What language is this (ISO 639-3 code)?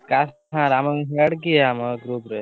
ori